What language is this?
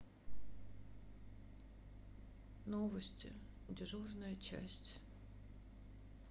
Russian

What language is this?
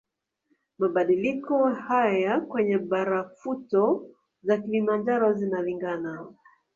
Swahili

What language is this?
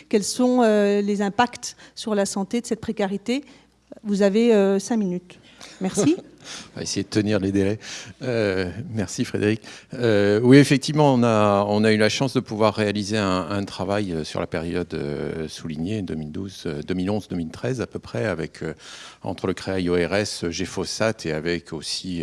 French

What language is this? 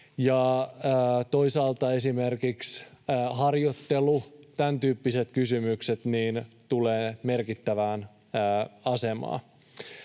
Finnish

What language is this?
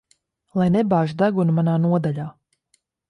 Latvian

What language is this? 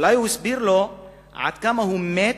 Hebrew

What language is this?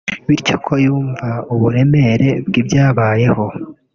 Kinyarwanda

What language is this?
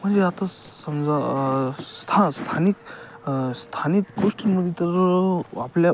Marathi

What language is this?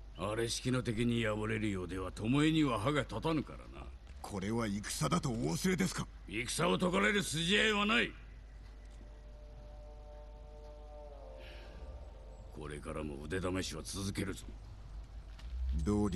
German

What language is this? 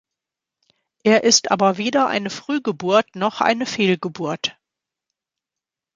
German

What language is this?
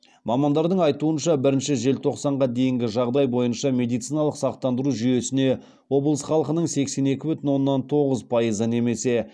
Kazakh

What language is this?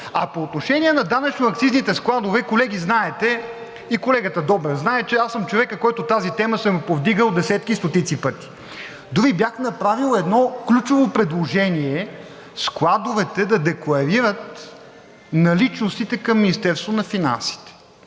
Bulgarian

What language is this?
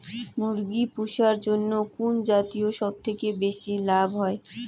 Bangla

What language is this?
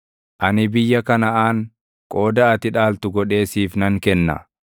Oromo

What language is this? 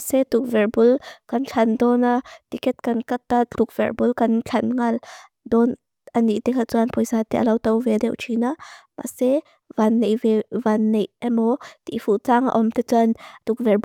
Mizo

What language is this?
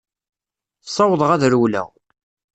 Kabyle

